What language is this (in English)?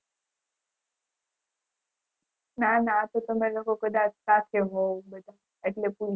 Gujarati